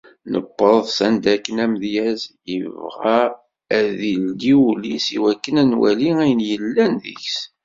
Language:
Kabyle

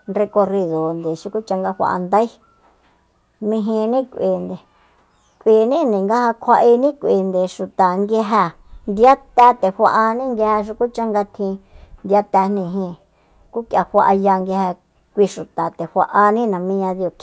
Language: Soyaltepec Mazatec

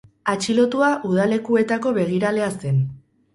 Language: Basque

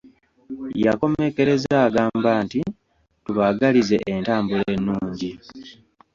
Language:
Ganda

